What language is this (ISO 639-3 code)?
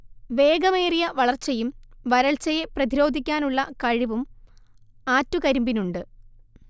mal